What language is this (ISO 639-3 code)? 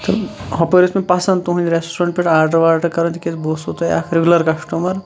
kas